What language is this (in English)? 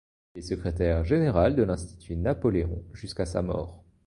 French